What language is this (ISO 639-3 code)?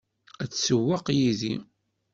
kab